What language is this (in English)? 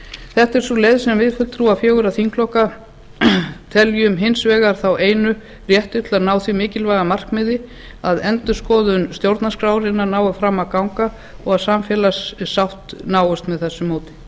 Icelandic